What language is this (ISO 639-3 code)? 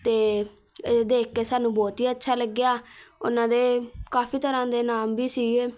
pan